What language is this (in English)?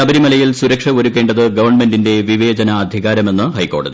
Malayalam